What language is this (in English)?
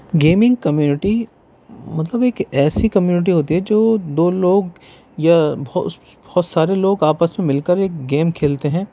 Urdu